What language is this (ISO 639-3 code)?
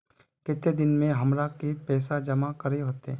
mag